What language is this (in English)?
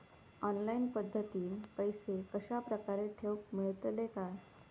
Marathi